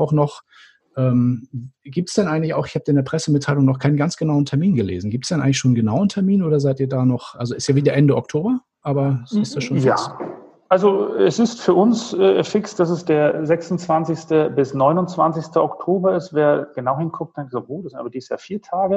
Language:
German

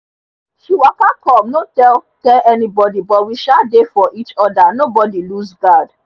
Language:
Nigerian Pidgin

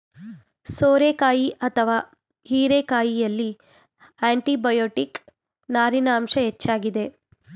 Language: Kannada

